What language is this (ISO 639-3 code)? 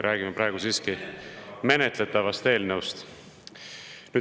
est